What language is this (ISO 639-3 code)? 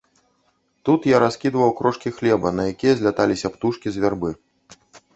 bel